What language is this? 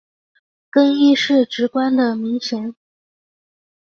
Chinese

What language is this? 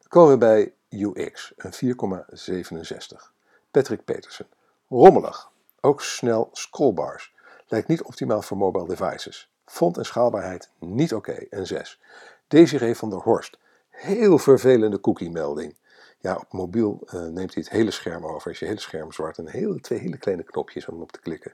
Dutch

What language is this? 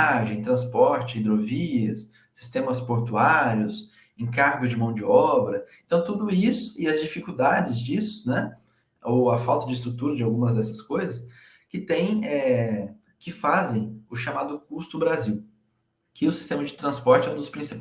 Portuguese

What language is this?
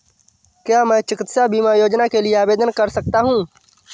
Hindi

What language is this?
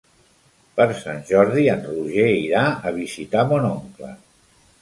Catalan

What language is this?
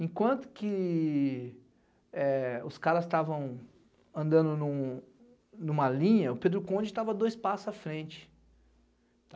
Portuguese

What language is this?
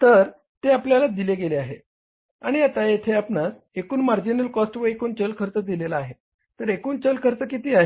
Marathi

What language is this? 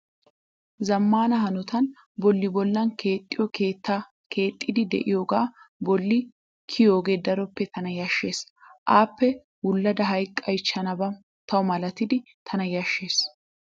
Wolaytta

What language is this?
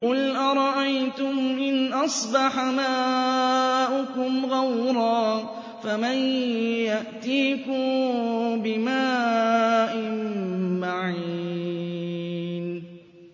Arabic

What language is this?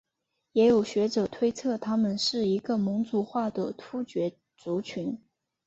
Chinese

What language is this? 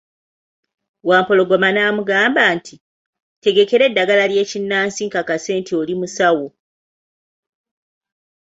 Ganda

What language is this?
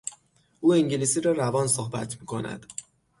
Persian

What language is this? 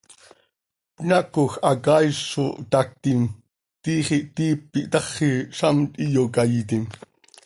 Seri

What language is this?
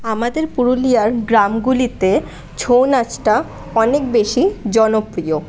Bangla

